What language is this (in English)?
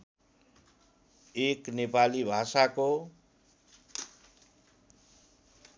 Nepali